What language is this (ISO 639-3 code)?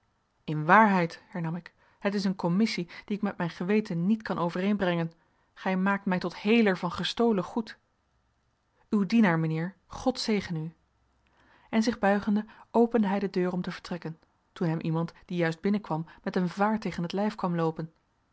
nld